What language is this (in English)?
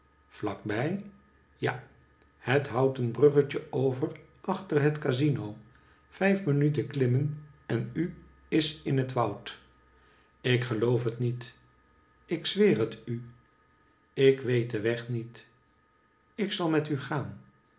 Dutch